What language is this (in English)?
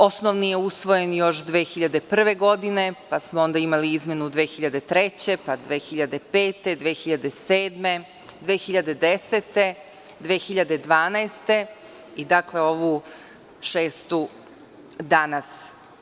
Serbian